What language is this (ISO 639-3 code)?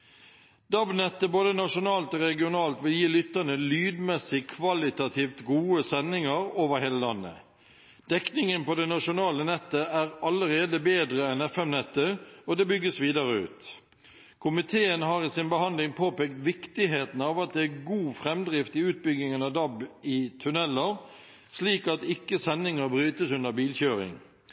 nob